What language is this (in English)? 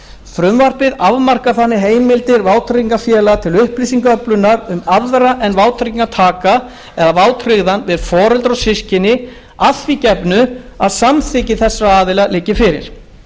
Icelandic